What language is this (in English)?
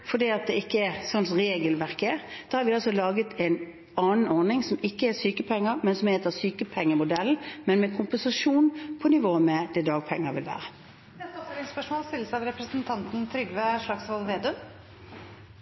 Norwegian